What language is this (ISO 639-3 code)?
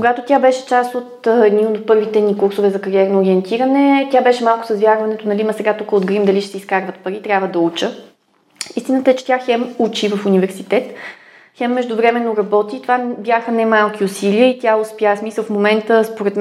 bul